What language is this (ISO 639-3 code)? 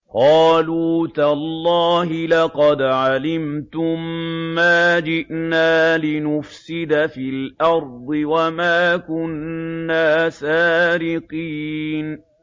ara